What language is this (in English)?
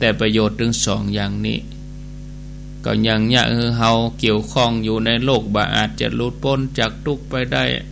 Thai